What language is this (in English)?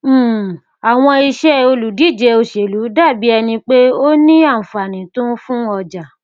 Yoruba